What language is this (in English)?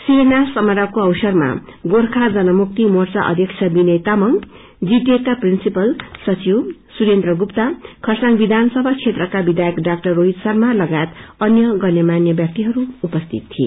Nepali